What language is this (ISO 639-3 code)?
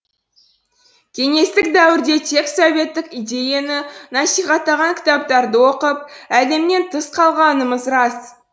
kaz